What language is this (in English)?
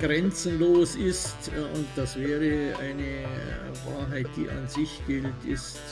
German